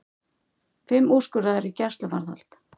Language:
Icelandic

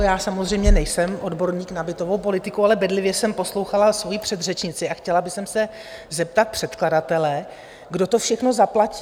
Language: Czech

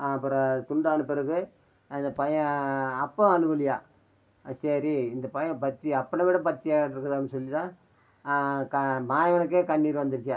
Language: Tamil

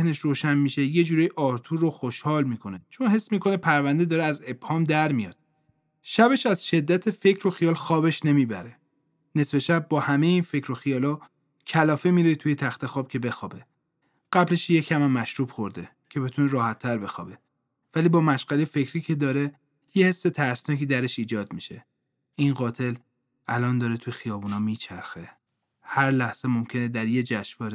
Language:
Persian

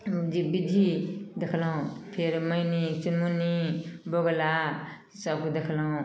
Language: Maithili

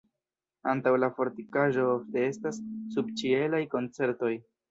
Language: Esperanto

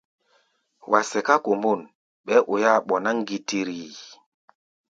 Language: Gbaya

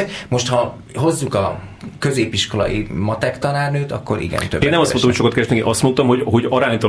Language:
Hungarian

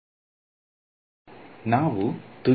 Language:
Kannada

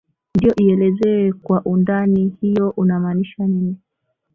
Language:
Swahili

